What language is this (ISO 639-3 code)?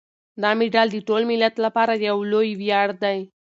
pus